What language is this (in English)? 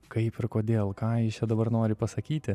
Lithuanian